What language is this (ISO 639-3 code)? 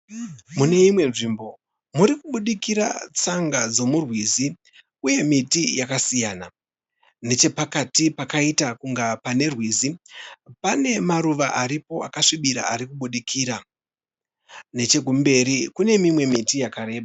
sna